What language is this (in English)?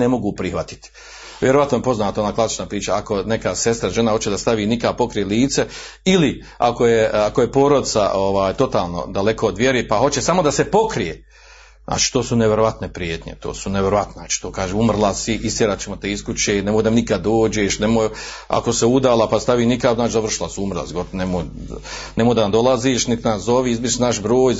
Croatian